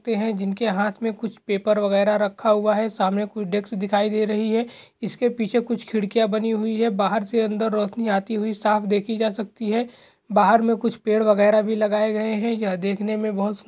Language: Hindi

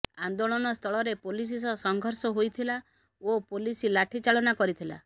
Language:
Odia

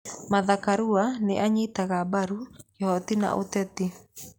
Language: Kikuyu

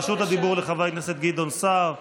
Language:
Hebrew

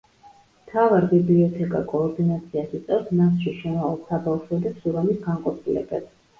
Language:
Georgian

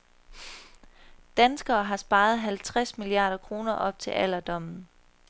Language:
Danish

